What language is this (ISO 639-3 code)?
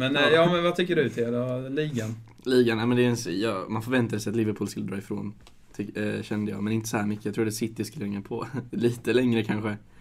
swe